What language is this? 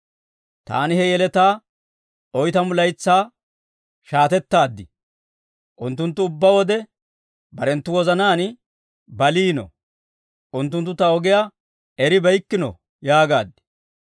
Dawro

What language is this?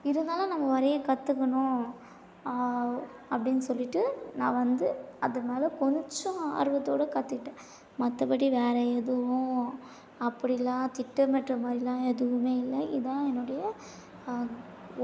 Tamil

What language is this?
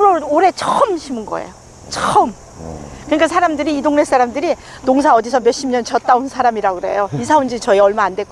Korean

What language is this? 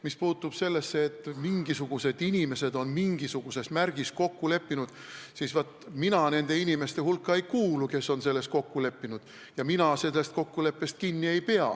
Estonian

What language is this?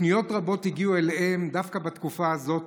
Hebrew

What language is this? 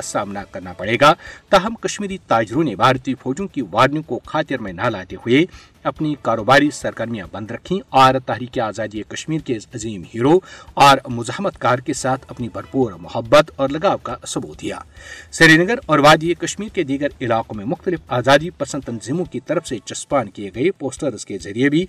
Urdu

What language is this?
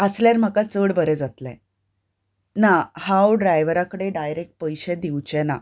Konkani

